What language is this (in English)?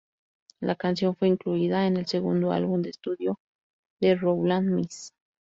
Spanish